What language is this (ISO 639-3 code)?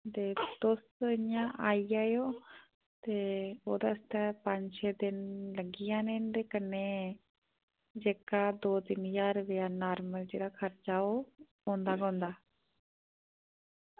doi